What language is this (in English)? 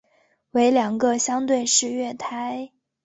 Chinese